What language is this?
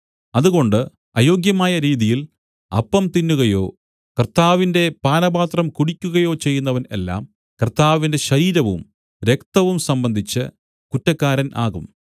Malayalam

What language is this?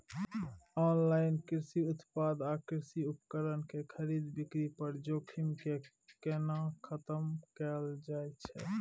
Maithili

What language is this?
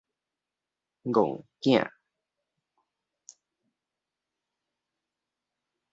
Min Nan Chinese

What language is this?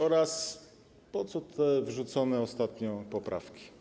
Polish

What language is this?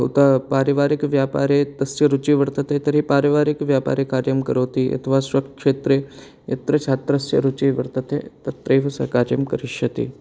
Sanskrit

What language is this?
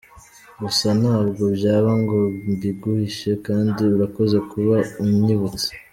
Kinyarwanda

